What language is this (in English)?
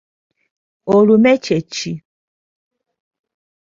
Ganda